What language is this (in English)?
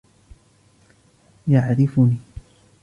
Arabic